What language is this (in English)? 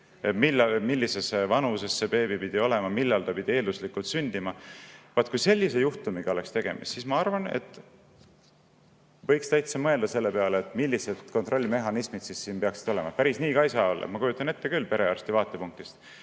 Estonian